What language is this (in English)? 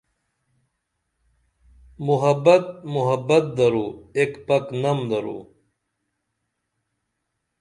Dameli